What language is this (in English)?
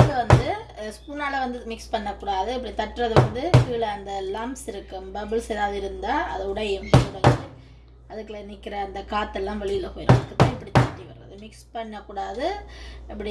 Tamil